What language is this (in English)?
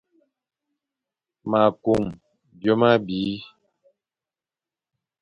Fang